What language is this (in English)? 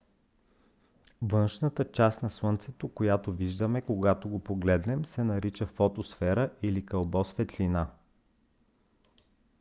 Bulgarian